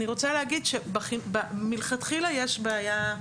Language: Hebrew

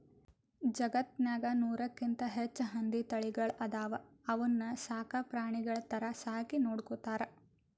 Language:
Kannada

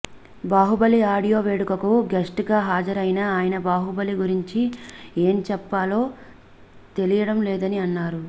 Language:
Telugu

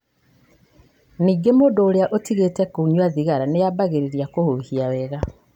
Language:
Kikuyu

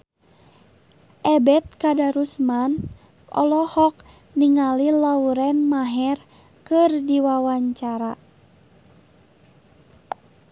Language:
Sundanese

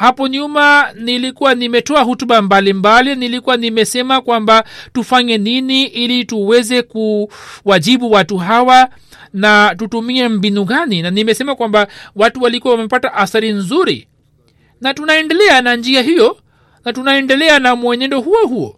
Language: Swahili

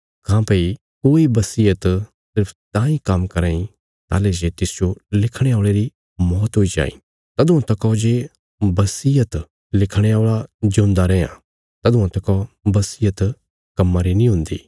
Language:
Bilaspuri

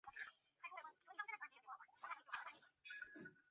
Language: Chinese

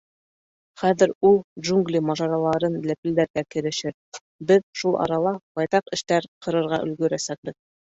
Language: Bashkir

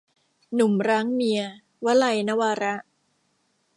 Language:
Thai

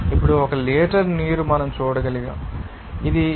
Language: Telugu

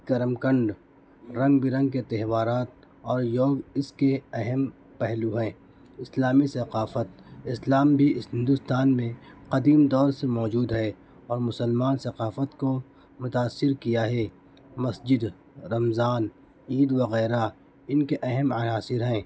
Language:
Urdu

